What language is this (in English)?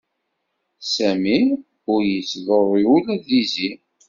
Kabyle